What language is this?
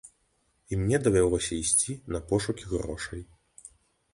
Belarusian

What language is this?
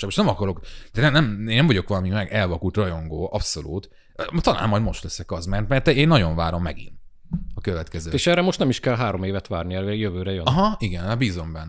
Hungarian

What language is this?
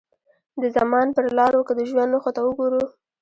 Pashto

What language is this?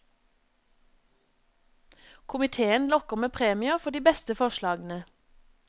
Norwegian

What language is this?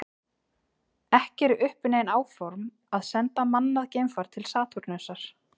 Icelandic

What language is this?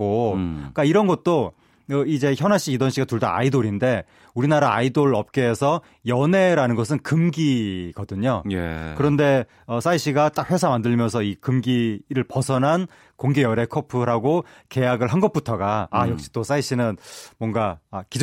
Korean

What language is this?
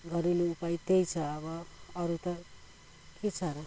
Nepali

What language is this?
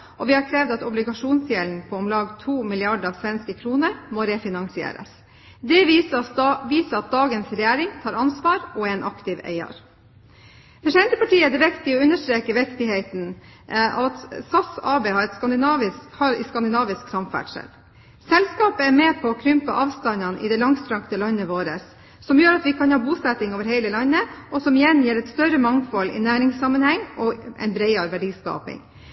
Norwegian Bokmål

